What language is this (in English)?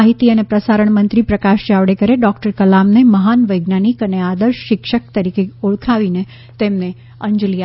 Gujarati